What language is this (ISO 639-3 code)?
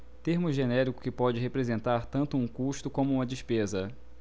por